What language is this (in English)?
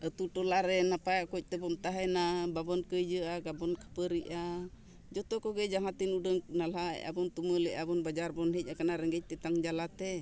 Santali